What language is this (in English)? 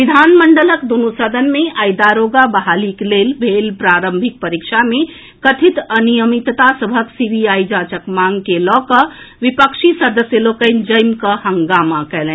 Maithili